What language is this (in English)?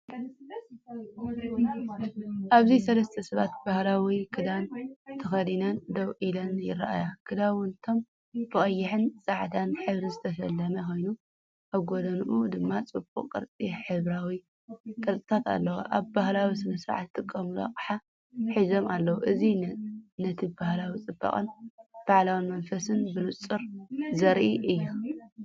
Tigrinya